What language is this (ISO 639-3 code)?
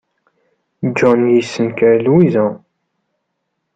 kab